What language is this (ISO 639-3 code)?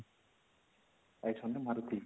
ori